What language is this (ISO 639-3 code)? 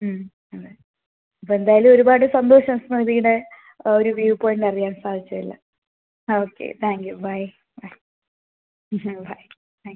mal